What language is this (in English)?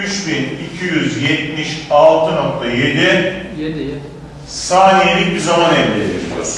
Turkish